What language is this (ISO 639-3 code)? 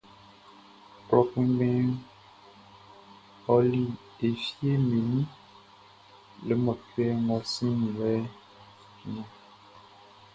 bci